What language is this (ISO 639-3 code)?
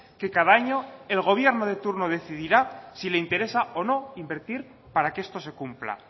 spa